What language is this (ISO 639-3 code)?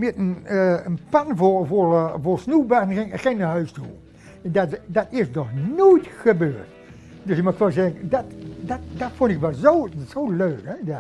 nld